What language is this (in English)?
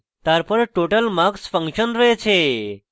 Bangla